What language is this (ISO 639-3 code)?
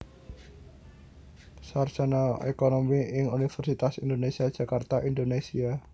jav